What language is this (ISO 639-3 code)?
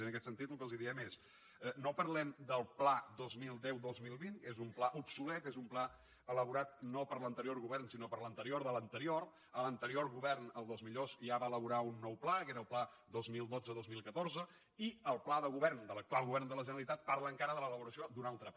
cat